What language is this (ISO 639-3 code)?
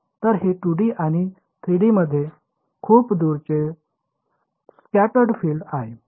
mar